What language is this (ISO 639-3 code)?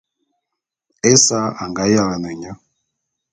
bum